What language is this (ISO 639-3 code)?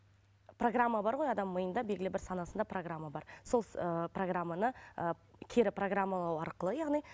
kaz